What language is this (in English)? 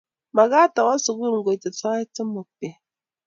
Kalenjin